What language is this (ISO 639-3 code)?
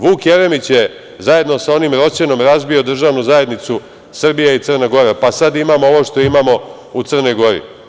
srp